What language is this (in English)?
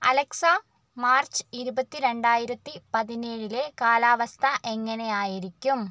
Malayalam